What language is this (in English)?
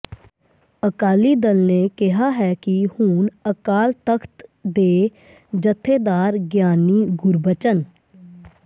Punjabi